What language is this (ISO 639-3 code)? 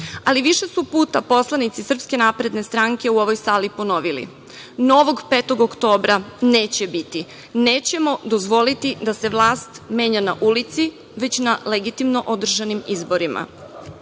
srp